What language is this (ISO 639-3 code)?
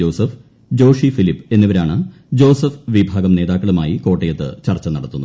mal